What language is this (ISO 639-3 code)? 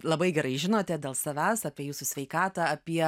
lit